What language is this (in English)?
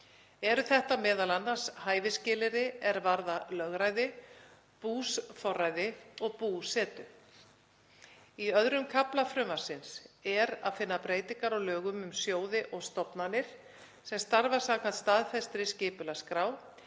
Icelandic